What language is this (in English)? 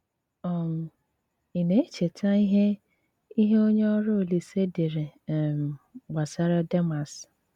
Igbo